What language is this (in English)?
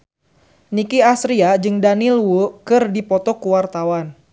Sundanese